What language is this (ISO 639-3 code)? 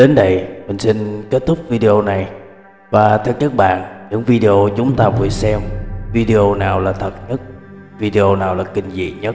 vie